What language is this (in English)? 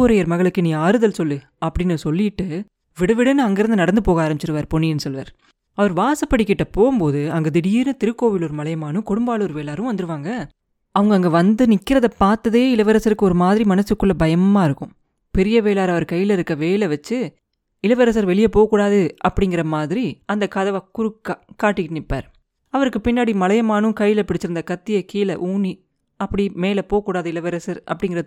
Tamil